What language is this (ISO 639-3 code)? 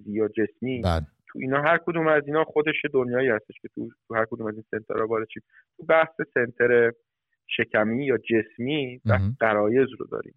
fas